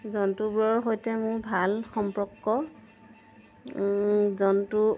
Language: Assamese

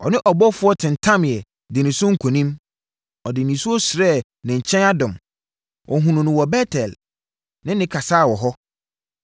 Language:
Akan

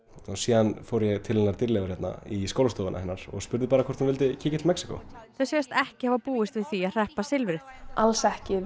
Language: Icelandic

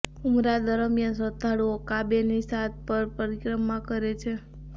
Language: Gujarati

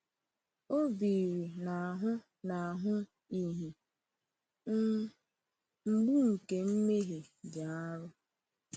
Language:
Igbo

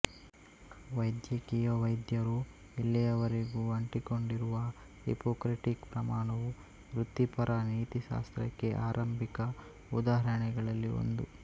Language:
Kannada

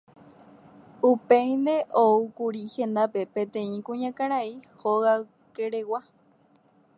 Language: Guarani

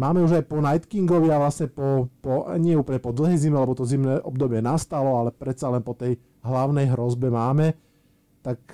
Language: Slovak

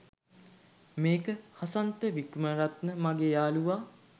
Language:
Sinhala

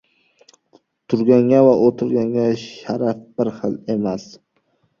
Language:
Uzbek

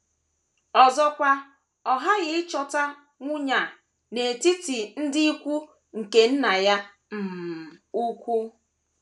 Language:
Igbo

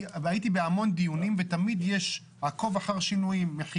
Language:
Hebrew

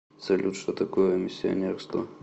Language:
Russian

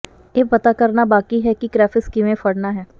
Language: Punjabi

